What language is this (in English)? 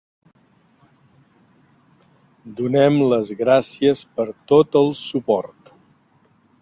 Catalan